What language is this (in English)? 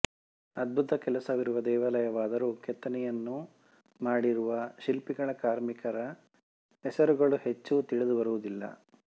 Kannada